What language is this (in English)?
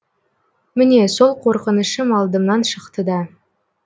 Kazakh